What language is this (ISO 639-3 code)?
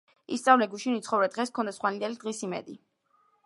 kat